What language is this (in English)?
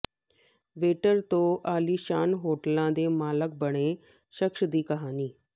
Punjabi